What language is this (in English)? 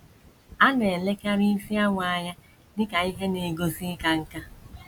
Igbo